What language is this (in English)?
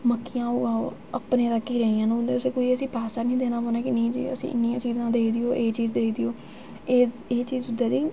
Dogri